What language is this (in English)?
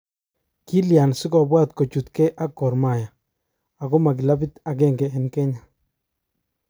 Kalenjin